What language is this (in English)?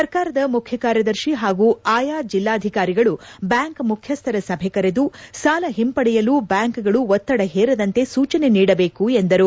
Kannada